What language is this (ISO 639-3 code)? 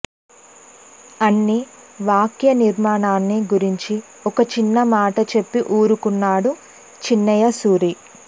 tel